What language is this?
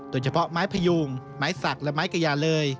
Thai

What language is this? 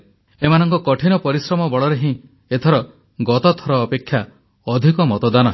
Odia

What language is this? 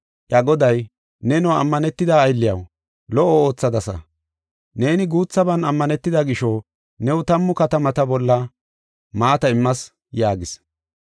Gofa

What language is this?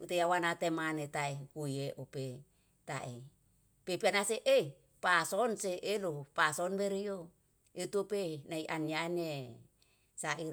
Yalahatan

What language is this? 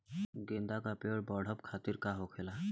Bhojpuri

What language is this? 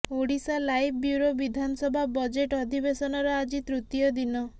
Odia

